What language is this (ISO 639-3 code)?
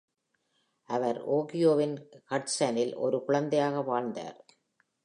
tam